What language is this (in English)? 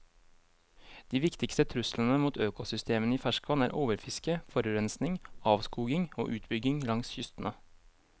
Norwegian